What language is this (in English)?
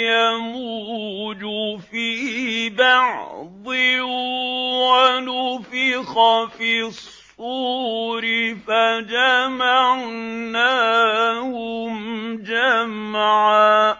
Arabic